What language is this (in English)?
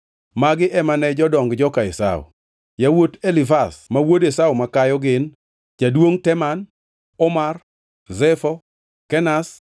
Luo (Kenya and Tanzania)